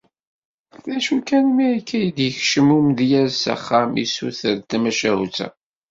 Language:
Kabyle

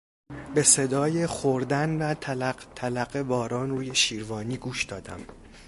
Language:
Persian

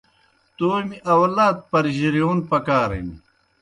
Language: Kohistani Shina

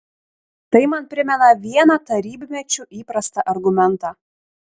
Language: Lithuanian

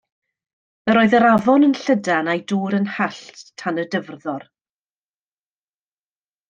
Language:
Welsh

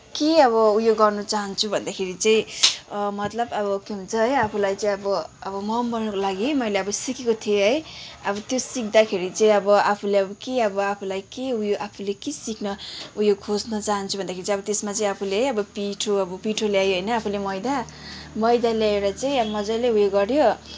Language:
Nepali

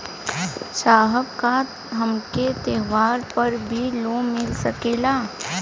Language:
Bhojpuri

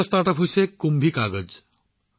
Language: Assamese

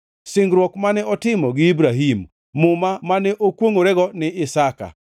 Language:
Luo (Kenya and Tanzania)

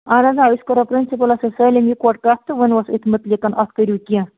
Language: Kashmiri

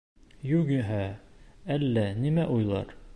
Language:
Bashkir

